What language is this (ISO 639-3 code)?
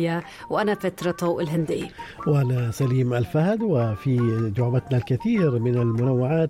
ara